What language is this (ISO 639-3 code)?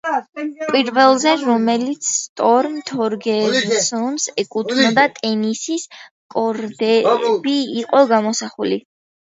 kat